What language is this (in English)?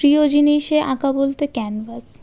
Bangla